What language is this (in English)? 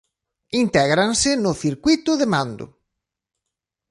Galician